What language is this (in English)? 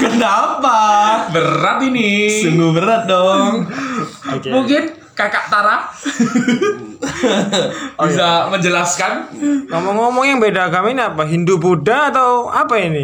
Indonesian